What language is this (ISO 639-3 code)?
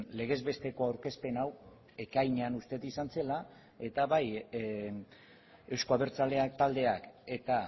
eus